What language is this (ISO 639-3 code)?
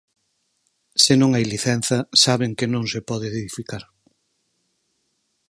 glg